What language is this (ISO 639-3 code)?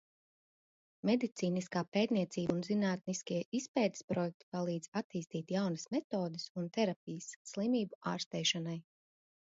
lav